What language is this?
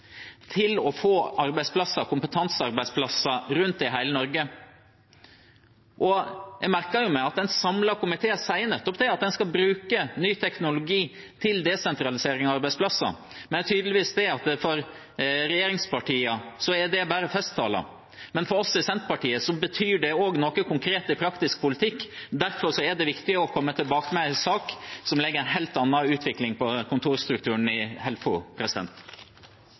Norwegian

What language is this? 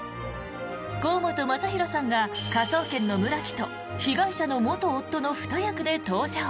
Japanese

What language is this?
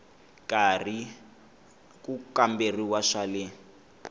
Tsonga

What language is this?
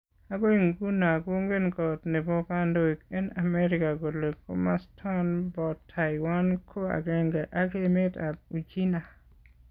Kalenjin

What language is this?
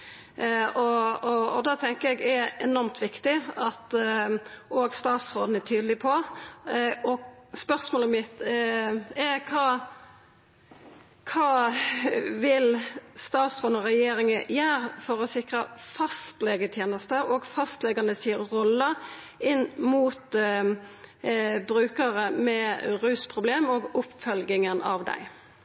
Norwegian Nynorsk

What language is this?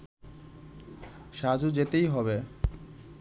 Bangla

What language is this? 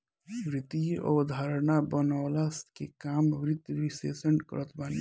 Bhojpuri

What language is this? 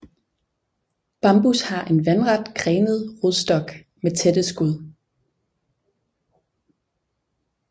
Danish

